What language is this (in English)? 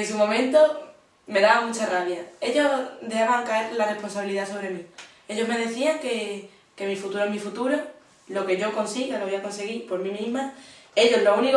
Spanish